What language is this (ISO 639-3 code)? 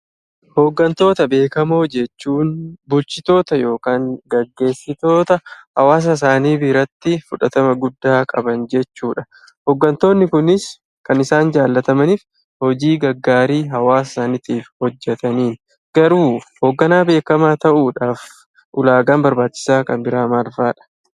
orm